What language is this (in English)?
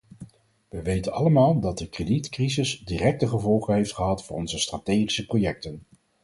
Dutch